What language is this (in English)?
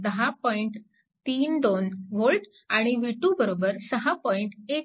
Marathi